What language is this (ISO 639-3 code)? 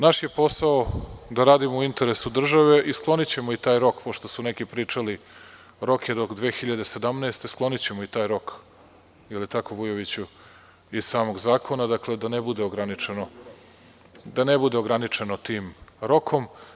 srp